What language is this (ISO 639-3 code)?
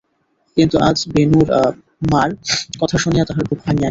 ben